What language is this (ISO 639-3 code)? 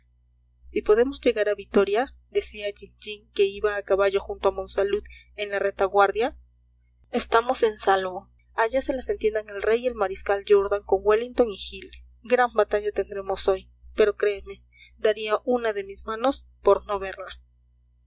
spa